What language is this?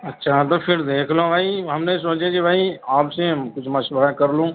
Urdu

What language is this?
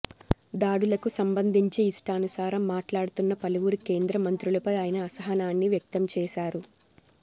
Telugu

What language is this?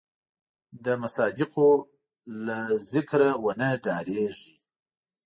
Pashto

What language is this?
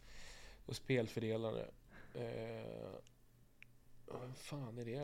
Swedish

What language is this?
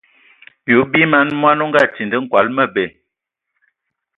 Ewondo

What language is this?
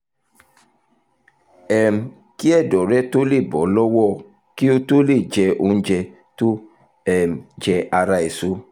Yoruba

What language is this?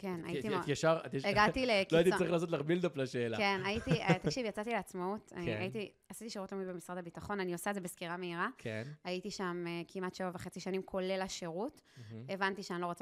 Hebrew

